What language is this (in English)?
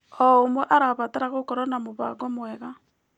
Kikuyu